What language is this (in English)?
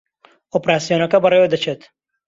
Central Kurdish